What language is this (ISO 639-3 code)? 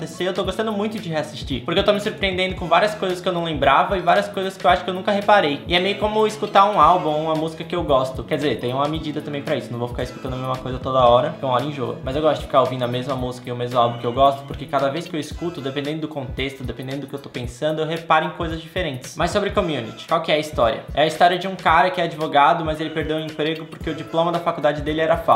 por